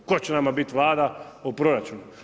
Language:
Croatian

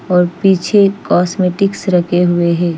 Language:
Hindi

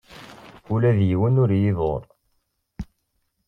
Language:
Kabyle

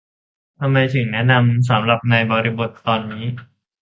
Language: Thai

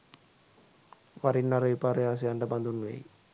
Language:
Sinhala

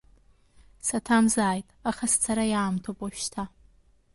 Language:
Abkhazian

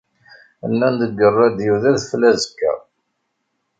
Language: Kabyle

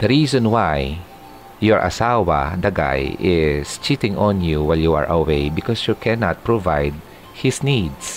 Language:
Filipino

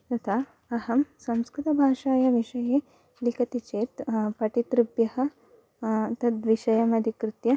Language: Sanskrit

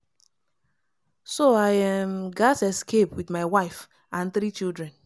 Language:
Nigerian Pidgin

